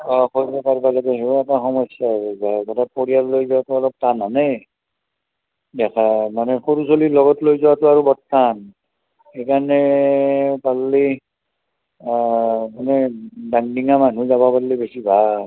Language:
Assamese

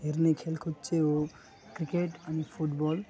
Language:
Nepali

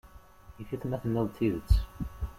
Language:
Kabyle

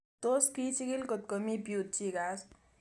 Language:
Kalenjin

